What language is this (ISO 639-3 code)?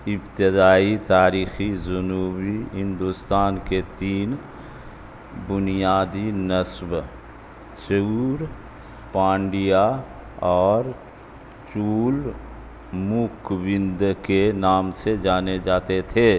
urd